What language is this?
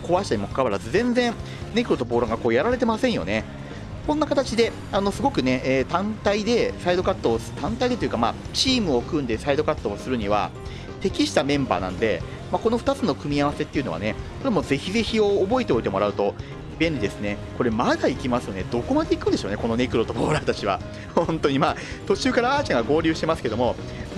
Japanese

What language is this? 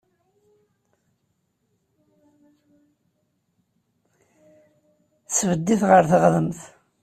Kabyle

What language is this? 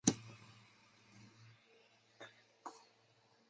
Chinese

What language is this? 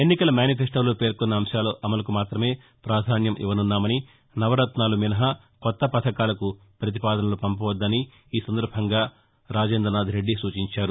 Telugu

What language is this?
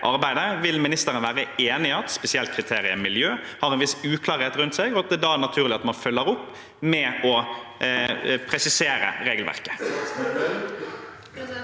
Norwegian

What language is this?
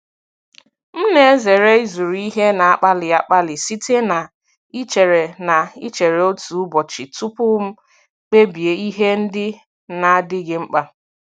Igbo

